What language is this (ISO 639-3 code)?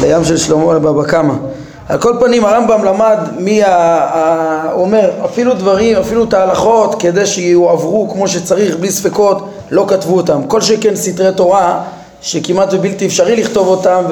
heb